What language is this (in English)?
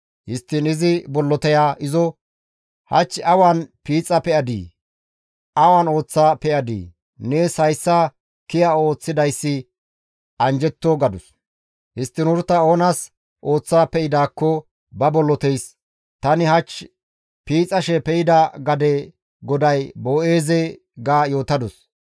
Gamo